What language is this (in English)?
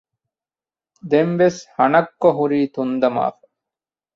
Divehi